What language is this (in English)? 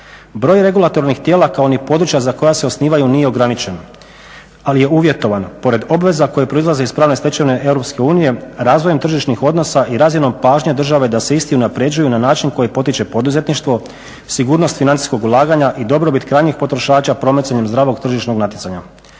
Croatian